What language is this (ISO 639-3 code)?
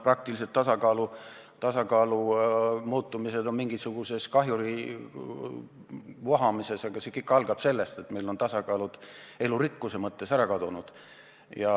est